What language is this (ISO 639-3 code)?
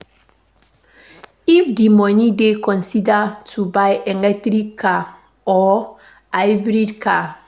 pcm